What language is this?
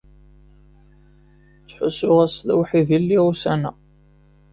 Kabyle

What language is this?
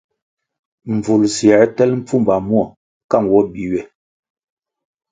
Kwasio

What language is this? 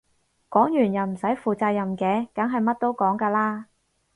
Cantonese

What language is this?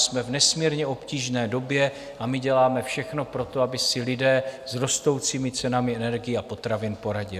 Czech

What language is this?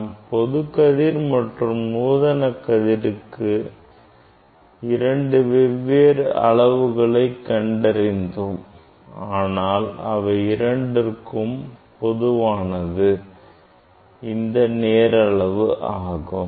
Tamil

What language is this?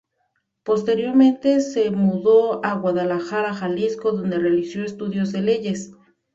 Spanish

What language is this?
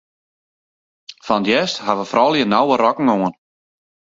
Western Frisian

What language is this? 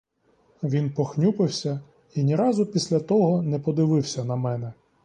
Ukrainian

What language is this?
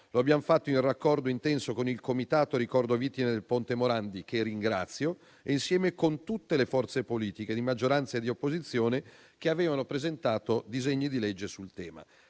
Italian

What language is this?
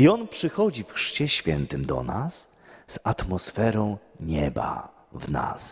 Polish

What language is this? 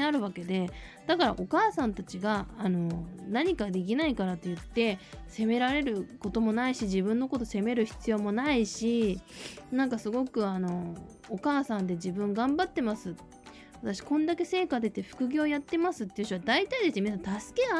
Japanese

